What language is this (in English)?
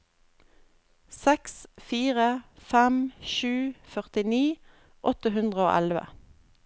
Norwegian